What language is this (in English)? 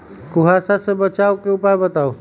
Magahi